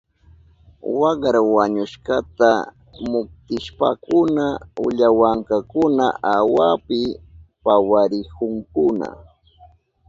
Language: Southern Pastaza Quechua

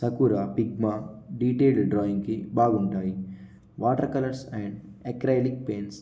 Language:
Telugu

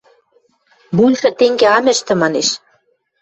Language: Western Mari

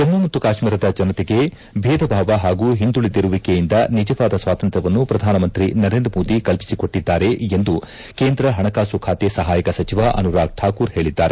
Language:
Kannada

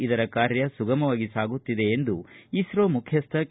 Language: Kannada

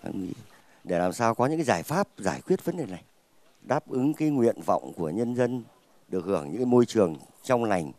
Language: Vietnamese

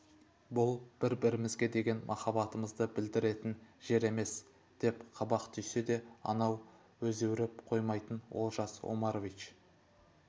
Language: Kazakh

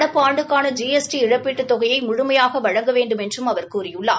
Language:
Tamil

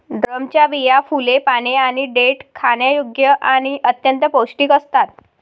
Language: Marathi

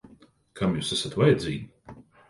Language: Latvian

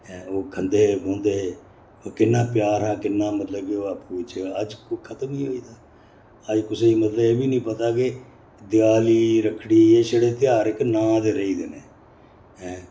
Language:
Dogri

